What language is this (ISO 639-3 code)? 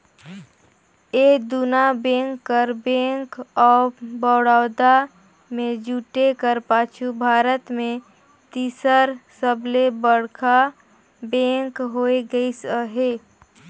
hne